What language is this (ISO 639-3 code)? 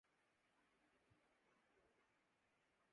urd